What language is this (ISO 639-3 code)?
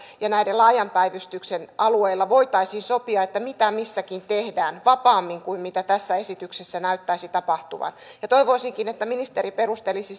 fin